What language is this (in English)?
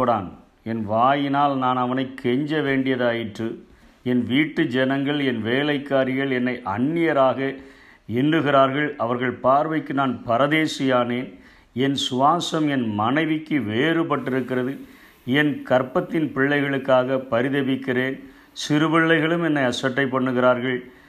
Tamil